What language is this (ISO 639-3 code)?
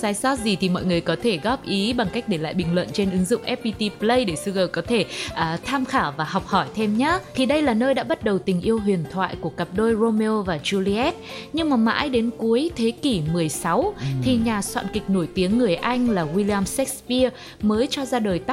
vie